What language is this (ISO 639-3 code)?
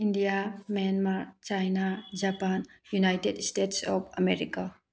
mni